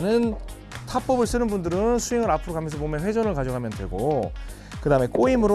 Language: Korean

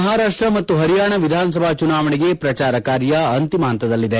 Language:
Kannada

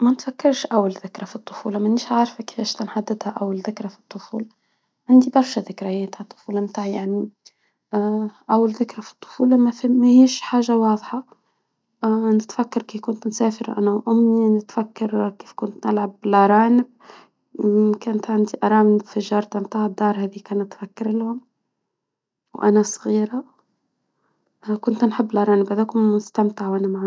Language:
Tunisian Arabic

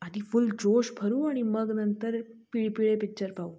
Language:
Marathi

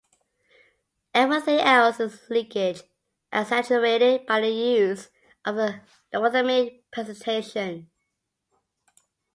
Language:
English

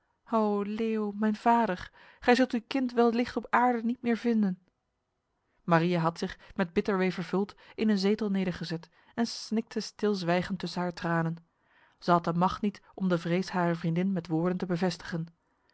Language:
Dutch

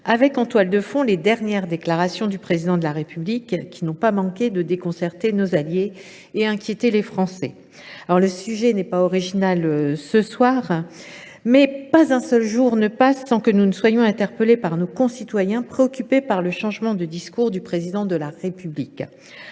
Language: French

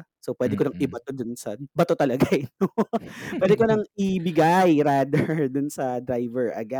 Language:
Filipino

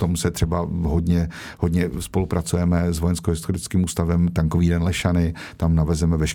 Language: Czech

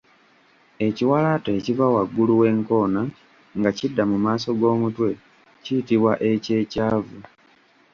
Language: Ganda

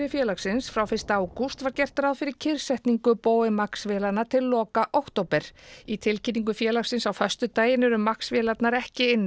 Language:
Icelandic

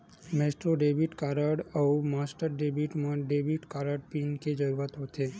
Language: Chhattisgarhi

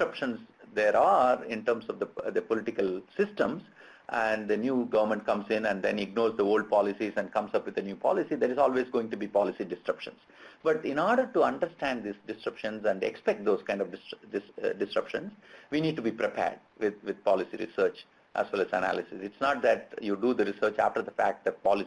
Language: English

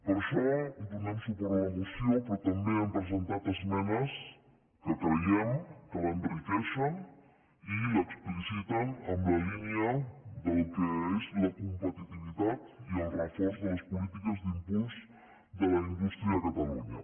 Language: Catalan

